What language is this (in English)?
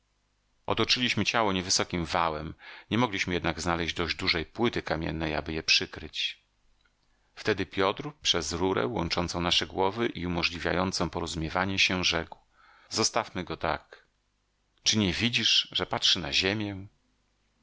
Polish